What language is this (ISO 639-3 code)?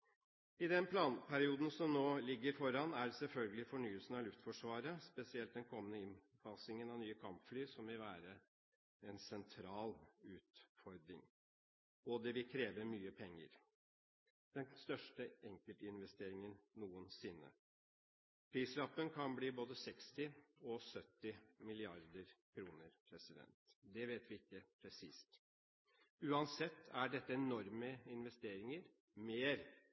nob